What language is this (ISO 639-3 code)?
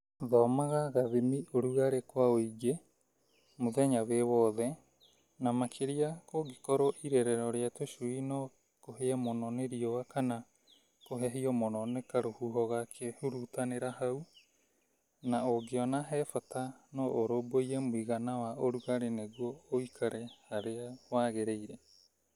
kik